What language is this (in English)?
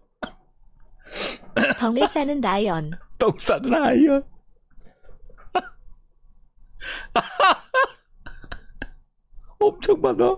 Korean